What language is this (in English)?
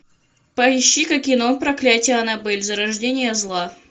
Russian